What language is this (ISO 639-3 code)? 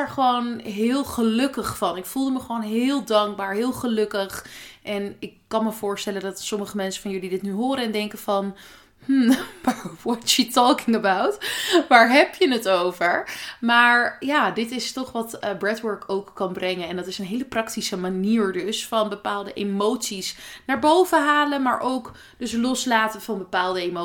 nld